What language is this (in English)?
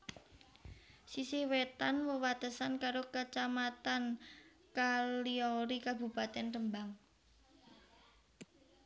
Javanese